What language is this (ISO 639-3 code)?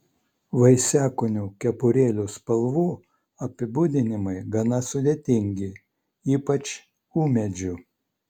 lit